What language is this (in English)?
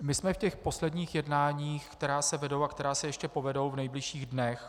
Czech